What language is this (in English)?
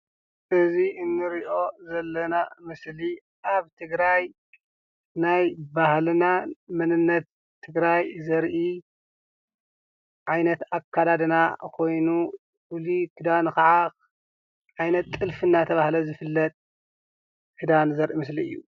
Tigrinya